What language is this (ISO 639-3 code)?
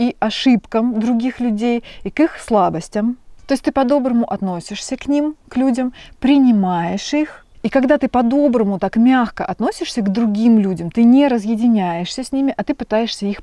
rus